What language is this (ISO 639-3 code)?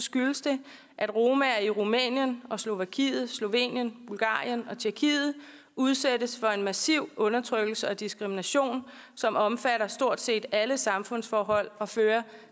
dan